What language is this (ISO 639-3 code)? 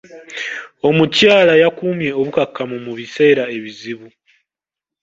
lug